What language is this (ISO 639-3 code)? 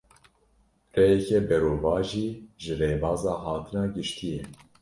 kur